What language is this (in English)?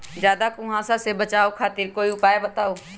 Magahi